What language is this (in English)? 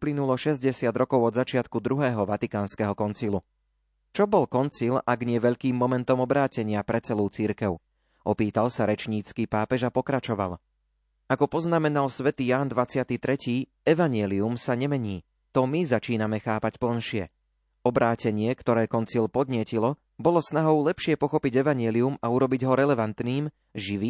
Slovak